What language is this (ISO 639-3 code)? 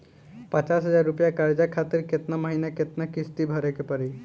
bho